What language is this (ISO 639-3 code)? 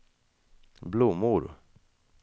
swe